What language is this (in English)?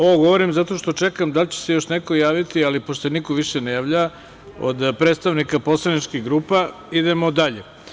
Serbian